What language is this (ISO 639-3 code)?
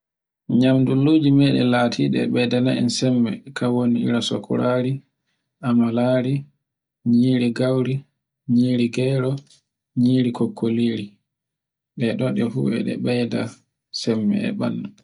fue